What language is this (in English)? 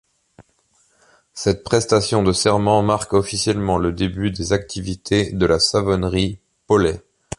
French